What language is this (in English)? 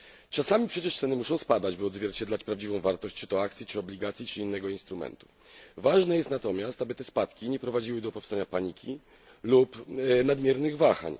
Polish